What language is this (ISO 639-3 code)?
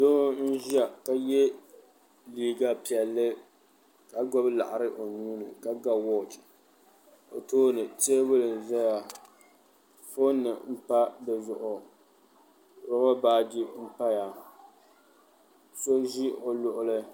dag